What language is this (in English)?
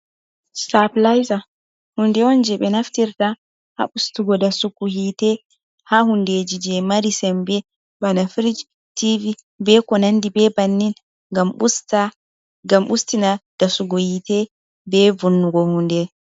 Fula